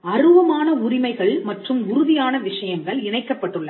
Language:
Tamil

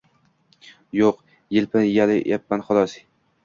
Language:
Uzbek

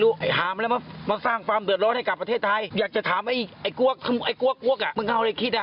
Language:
Thai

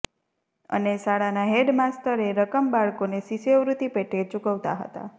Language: Gujarati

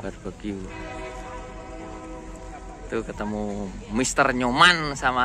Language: Indonesian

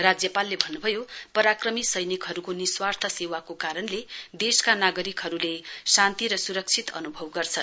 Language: Nepali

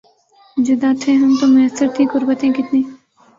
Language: Urdu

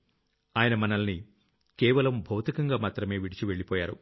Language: Telugu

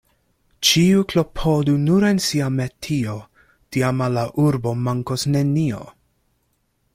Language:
Esperanto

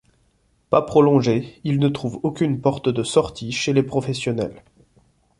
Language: French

